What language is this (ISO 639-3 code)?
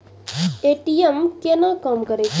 mai